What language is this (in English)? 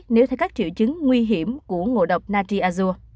Vietnamese